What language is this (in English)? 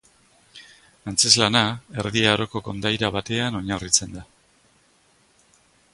Basque